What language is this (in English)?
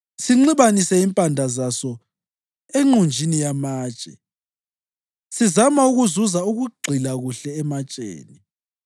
North Ndebele